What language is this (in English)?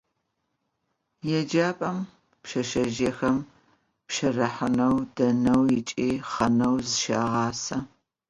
Adyghe